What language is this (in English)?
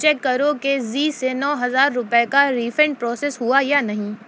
Urdu